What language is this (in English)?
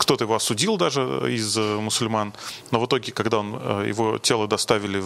Russian